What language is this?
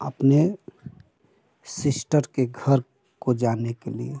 Hindi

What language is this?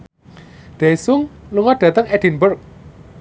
Javanese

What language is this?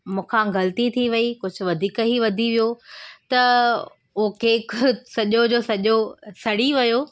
Sindhi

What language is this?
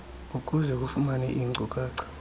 Xhosa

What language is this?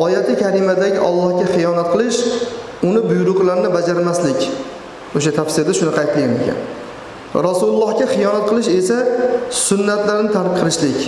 Turkish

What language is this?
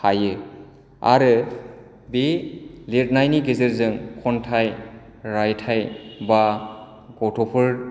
Bodo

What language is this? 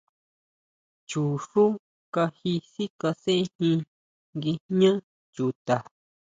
Huautla Mazatec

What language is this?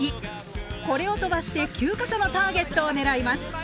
Japanese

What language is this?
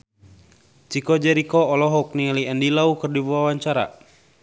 Sundanese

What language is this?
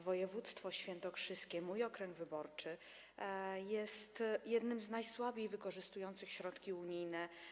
Polish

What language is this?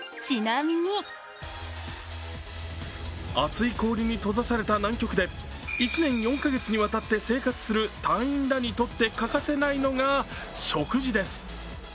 Japanese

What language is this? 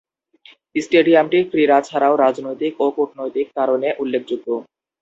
Bangla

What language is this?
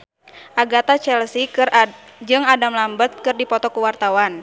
Sundanese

